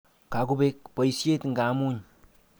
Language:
Kalenjin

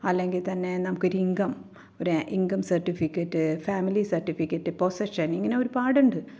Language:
Malayalam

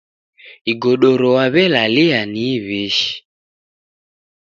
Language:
Taita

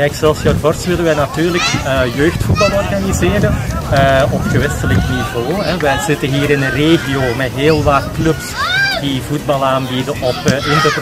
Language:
Dutch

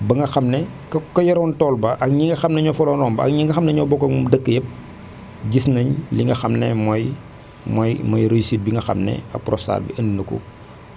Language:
Wolof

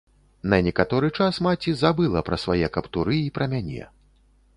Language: Belarusian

